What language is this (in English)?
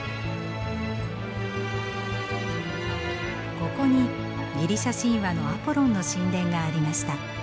Japanese